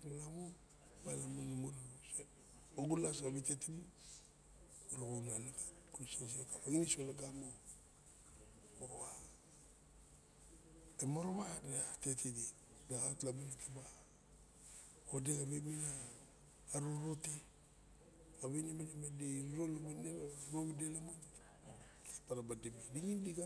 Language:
Barok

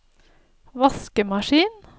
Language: Norwegian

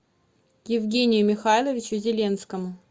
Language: Russian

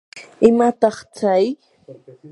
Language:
Yanahuanca Pasco Quechua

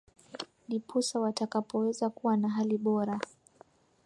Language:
Swahili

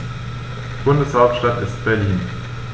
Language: German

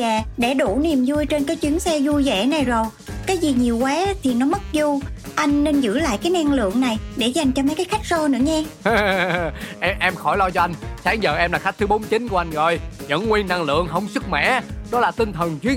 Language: Vietnamese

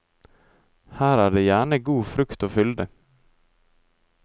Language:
Norwegian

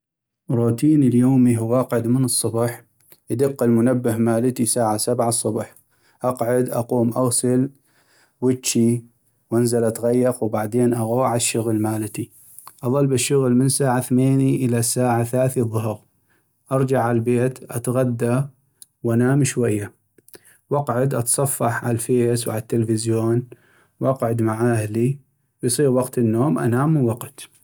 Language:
North Mesopotamian Arabic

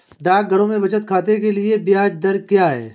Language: Hindi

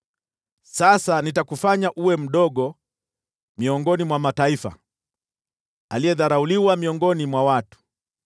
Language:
Swahili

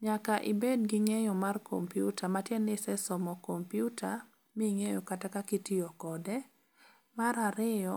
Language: Luo (Kenya and Tanzania)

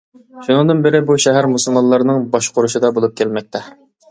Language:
Uyghur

